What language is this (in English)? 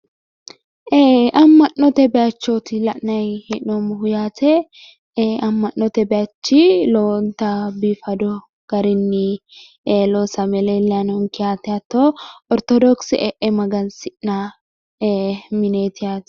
Sidamo